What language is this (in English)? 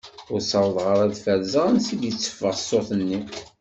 Kabyle